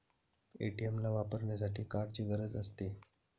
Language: Marathi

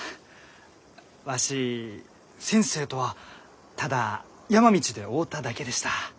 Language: Japanese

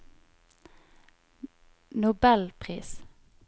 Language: Norwegian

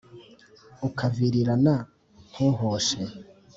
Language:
Kinyarwanda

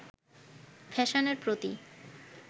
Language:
Bangla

